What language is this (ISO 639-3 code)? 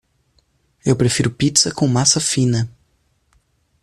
por